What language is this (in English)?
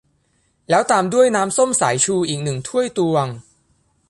Thai